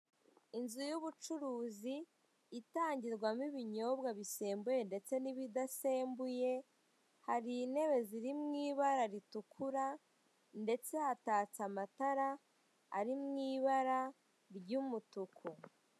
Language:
Kinyarwanda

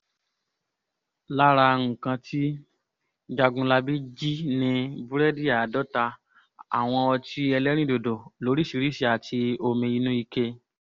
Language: Yoruba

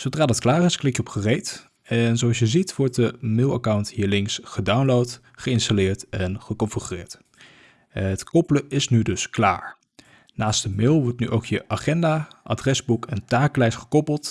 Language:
Dutch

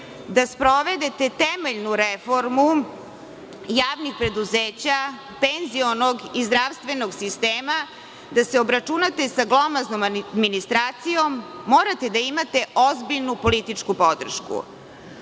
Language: Serbian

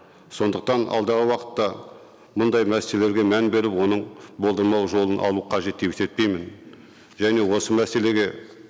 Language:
Kazakh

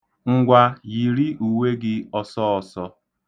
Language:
Igbo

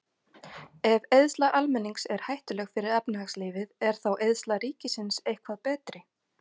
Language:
Icelandic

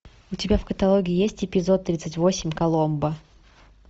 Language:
Russian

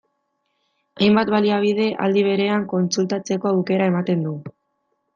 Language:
Basque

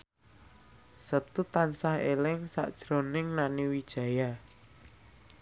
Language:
Javanese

